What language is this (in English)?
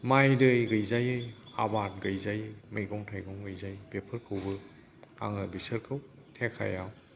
Bodo